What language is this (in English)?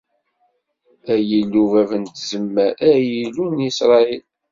Kabyle